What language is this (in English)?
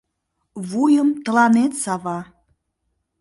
Mari